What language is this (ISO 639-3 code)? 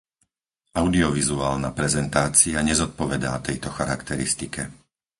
slk